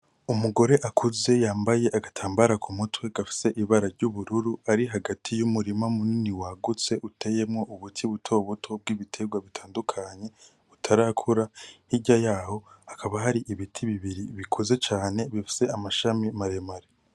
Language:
Rundi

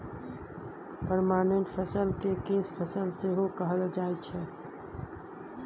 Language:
Maithili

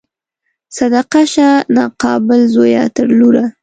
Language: Pashto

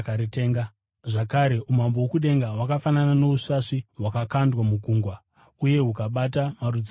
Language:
Shona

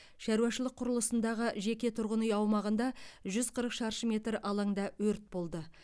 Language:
Kazakh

